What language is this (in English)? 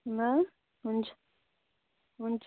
Nepali